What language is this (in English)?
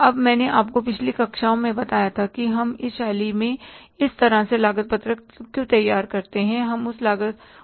Hindi